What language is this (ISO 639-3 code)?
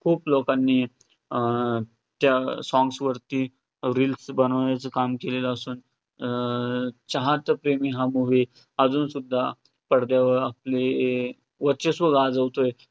mar